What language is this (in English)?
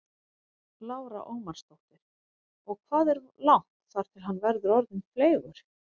Icelandic